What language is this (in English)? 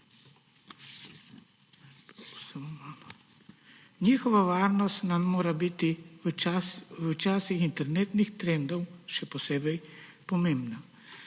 Slovenian